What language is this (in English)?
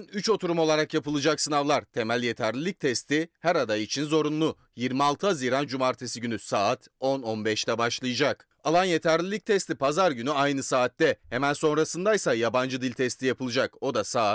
Turkish